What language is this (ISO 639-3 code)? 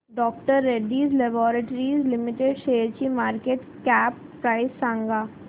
mar